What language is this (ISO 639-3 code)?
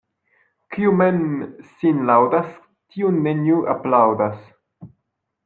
epo